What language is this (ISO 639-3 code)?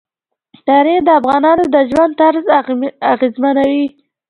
pus